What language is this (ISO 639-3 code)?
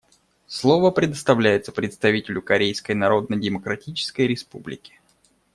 rus